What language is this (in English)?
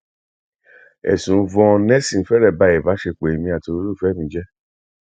Yoruba